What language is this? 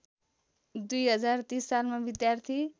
Nepali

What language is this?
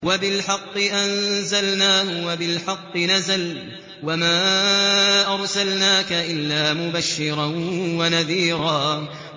Arabic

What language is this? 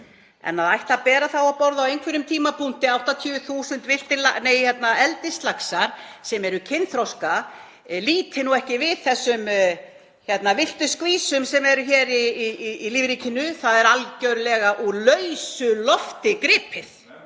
Icelandic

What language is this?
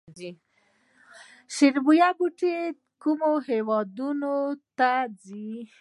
Pashto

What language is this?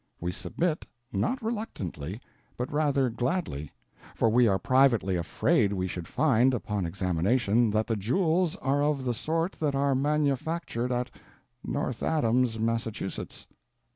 English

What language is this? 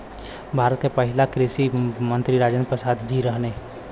Bhojpuri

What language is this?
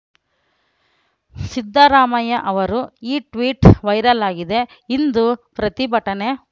Kannada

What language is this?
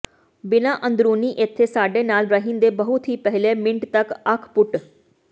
Punjabi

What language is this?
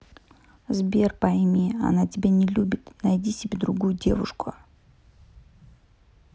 Russian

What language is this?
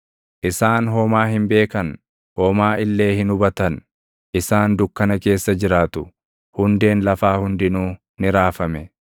Oromo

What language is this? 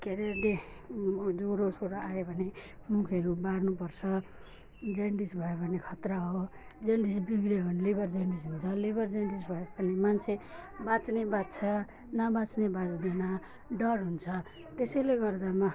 Nepali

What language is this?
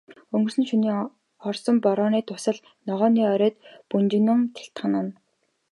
Mongolian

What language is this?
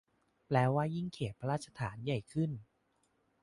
Thai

